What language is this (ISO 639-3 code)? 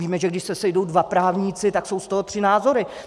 ces